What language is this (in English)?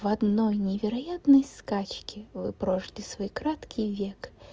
Russian